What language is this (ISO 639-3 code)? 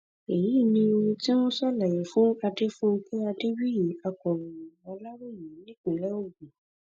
yor